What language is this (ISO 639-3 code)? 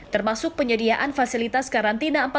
ind